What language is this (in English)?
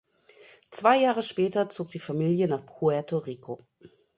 German